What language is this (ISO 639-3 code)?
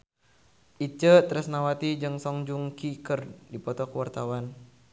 sun